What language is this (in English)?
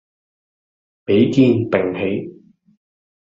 Cantonese